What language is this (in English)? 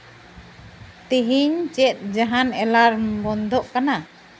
Santali